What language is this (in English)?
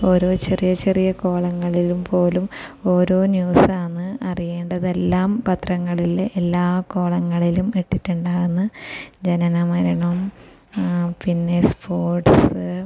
Malayalam